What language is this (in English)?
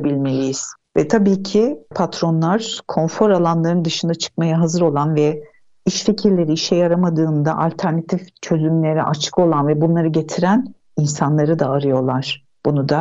Turkish